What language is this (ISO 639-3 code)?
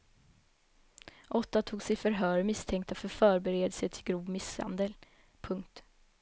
swe